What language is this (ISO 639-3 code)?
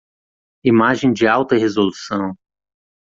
por